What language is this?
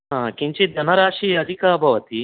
Sanskrit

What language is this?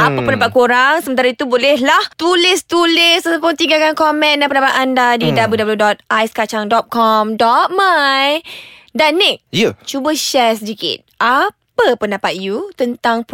Malay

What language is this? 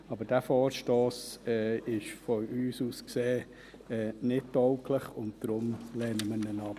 Swiss German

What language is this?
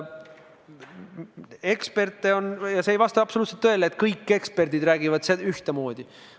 Estonian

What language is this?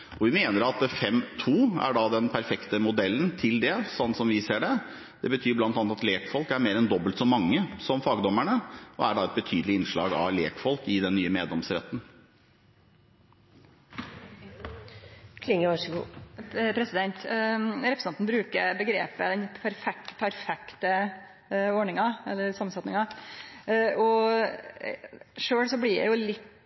Norwegian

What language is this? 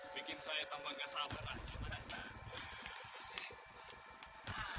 Indonesian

